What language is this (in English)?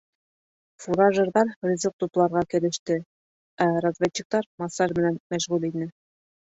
Bashkir